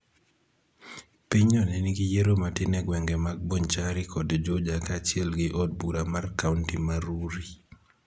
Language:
Luo (Kenya and Tanzania)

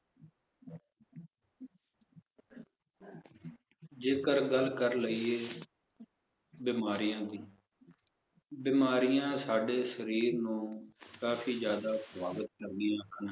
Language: Punjabi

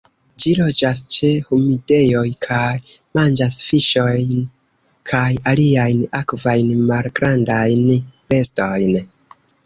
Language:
Esperanto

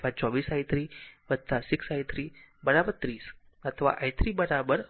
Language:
Gujarati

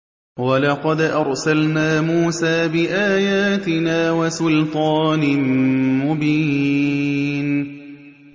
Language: Arabic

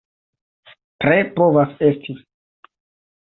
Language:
Esperanto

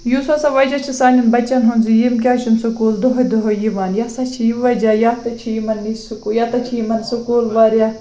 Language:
Kashmiri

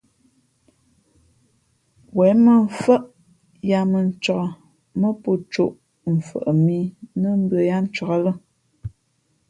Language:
Fe'fe'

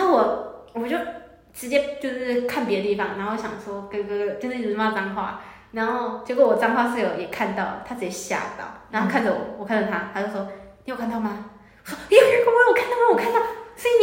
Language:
Chinese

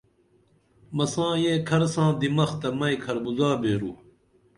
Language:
Dameli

